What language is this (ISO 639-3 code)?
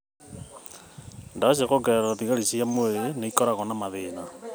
kik